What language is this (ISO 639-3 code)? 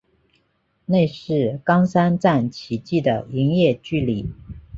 zho